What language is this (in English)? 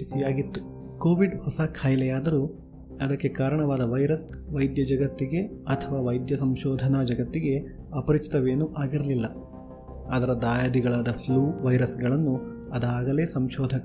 Kannada